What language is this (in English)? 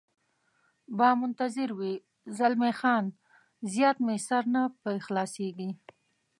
Pashto